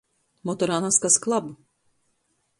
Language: Latgalian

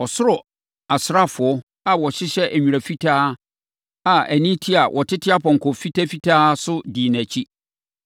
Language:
Akan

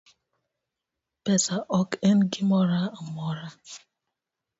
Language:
Luo (Kenya and Tanzania)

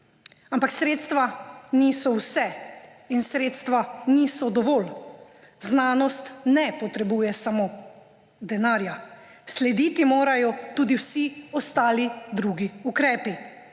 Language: Slovenian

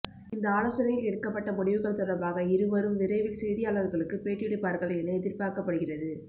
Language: Tamil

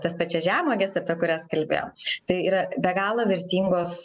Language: Lithuanian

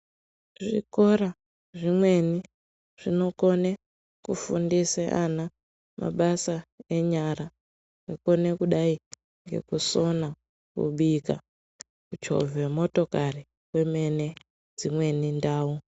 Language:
Ndau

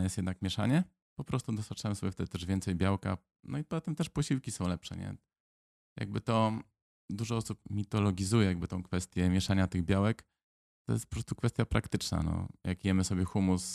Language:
Polish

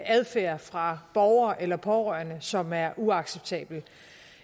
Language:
Danish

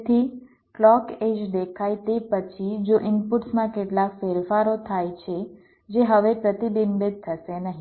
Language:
Gujarati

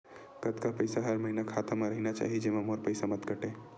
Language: Chhattisgarhi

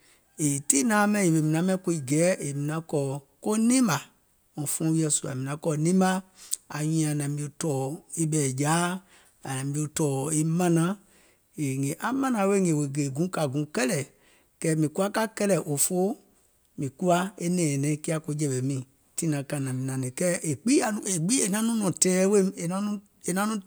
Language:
Gola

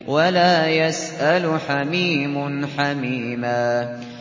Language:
Arabic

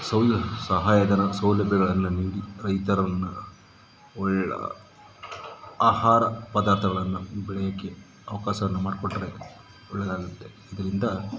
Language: Kannada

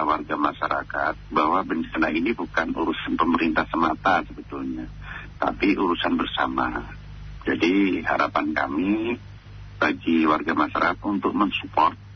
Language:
Indonesian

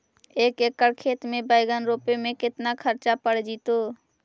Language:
Magahi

